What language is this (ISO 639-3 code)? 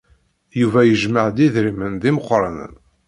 kab